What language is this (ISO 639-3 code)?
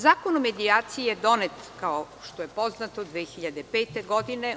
srp